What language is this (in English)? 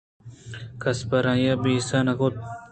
Eastern Balochi